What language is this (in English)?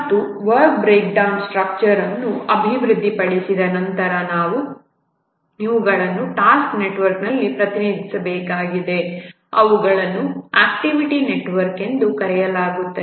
Kannada